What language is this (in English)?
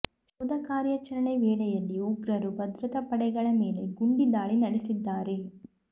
Kannada